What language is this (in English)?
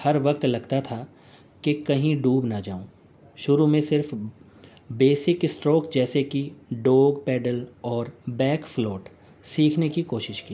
Urdu